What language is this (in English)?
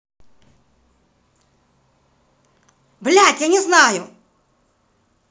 Russian